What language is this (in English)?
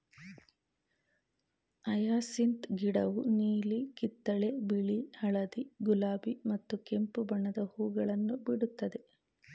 Kannada